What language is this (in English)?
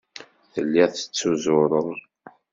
Kabyle